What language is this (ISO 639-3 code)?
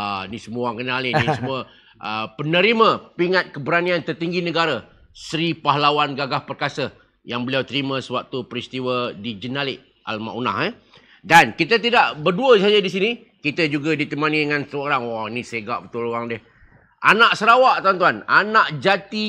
msa